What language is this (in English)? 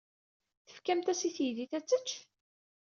Kabyle